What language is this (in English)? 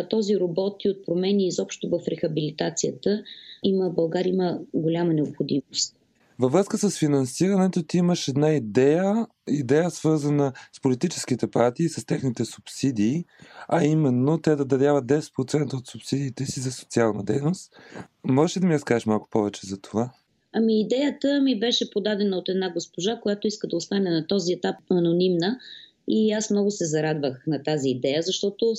Bulgarian